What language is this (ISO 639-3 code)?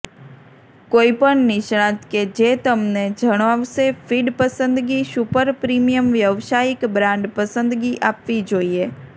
guj